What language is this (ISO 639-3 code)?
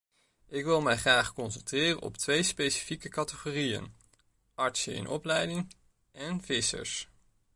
nld